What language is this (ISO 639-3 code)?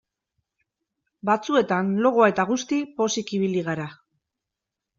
eus